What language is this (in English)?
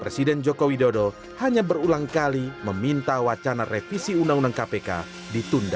Indonesian